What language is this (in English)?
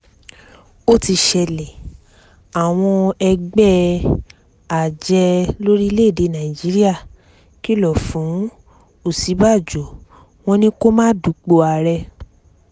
Yoruba